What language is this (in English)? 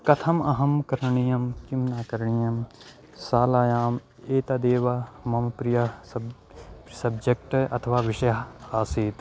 Sanskrit